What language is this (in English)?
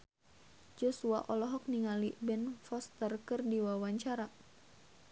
Sundanese